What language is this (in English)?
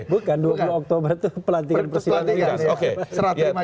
Indonesian